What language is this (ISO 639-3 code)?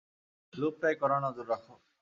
ben